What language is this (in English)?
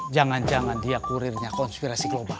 Indonesian